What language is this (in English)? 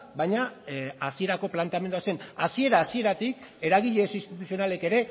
Basque